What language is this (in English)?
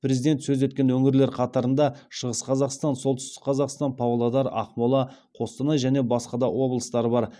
Kazakh